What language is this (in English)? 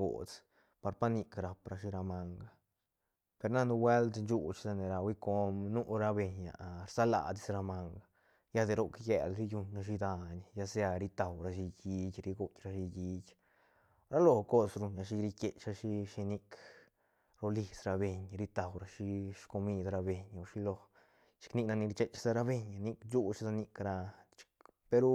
Santa Catarina Albarradas Zapotec